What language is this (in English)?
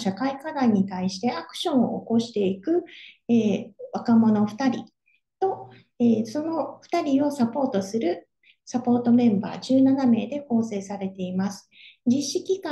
Japanese